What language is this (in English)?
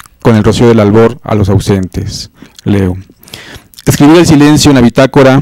Spanish